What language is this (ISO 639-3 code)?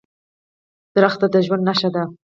pus